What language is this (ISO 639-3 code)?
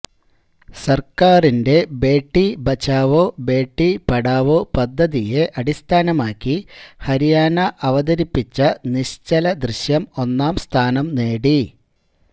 mal